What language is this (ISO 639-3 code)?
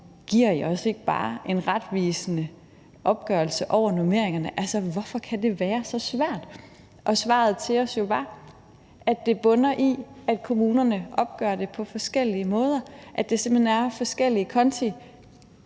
dan